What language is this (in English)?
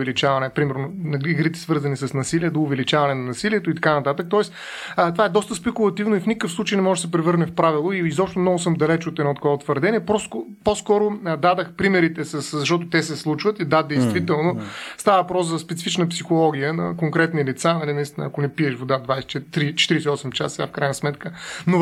Bulgarian